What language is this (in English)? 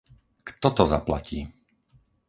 Slovak